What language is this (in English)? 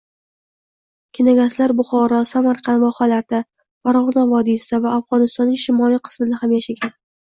Uzbek